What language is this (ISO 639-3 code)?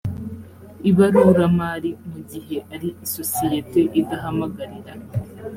kin